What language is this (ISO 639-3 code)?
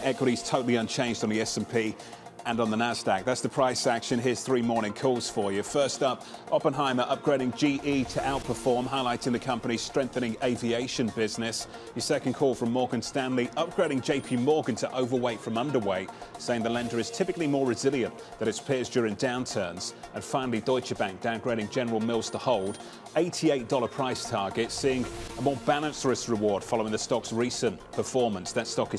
eng